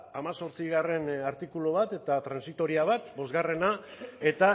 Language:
Basque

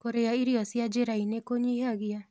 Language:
Kikuyu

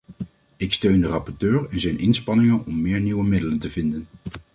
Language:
Dutch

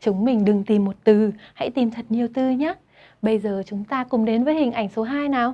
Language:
Vietnamese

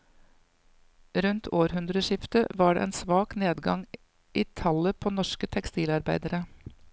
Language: Norwegian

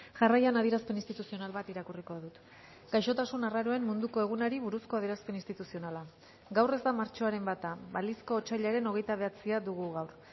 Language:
Basque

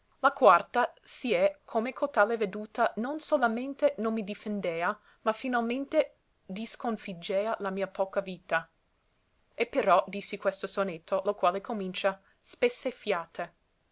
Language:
Italian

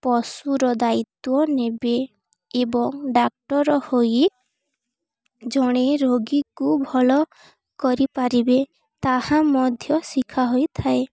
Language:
Odia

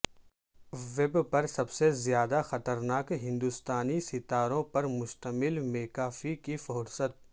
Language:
Urdu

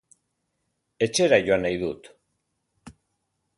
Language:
Basque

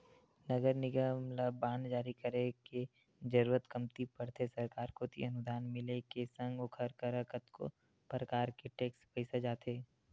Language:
Chhattisgarhi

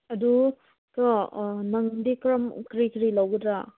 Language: Manipuri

